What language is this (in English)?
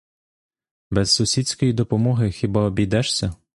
Ukrainian